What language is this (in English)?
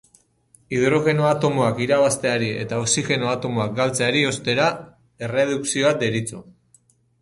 Basque